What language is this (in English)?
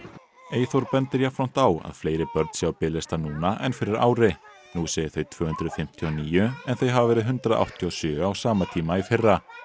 Icelandic